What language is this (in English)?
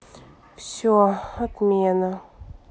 Russian